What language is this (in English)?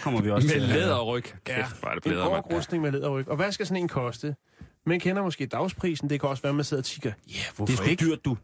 Danish